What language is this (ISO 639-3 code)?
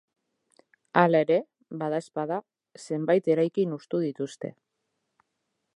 eus